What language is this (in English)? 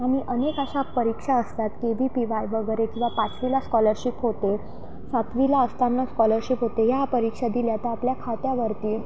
Marathi